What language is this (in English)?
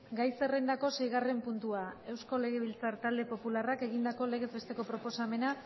Basque